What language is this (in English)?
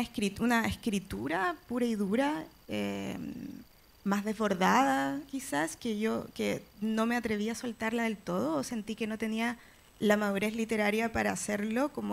Spanish